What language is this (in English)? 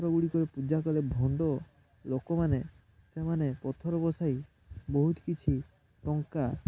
Odia